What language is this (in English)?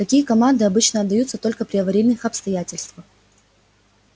Russian